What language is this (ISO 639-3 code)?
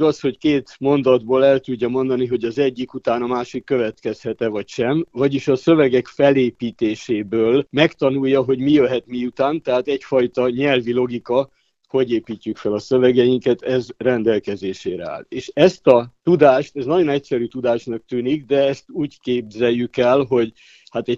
hun